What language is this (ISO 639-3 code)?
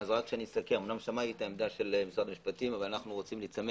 heb